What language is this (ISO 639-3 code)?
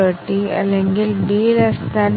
mal